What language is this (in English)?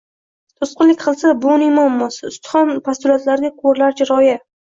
Uzbek